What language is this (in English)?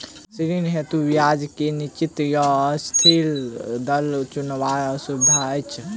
Maithili